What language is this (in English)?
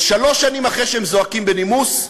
Hebrew